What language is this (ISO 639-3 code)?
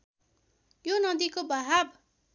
nep